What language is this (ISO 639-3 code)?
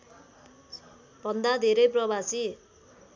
nep